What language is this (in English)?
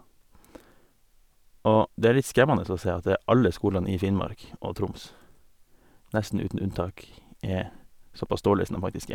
Norwegian